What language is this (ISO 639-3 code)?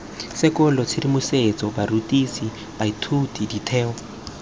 tsn